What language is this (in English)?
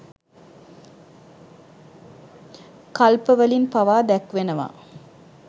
Sinhala